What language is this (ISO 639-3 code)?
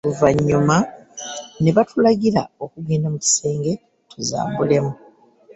lug